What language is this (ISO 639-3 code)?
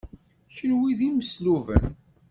kab